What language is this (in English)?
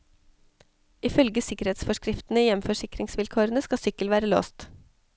Norwegian